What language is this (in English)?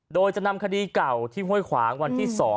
Thai